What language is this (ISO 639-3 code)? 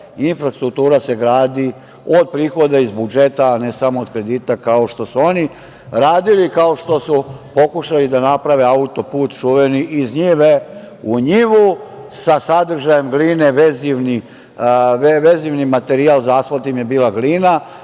srp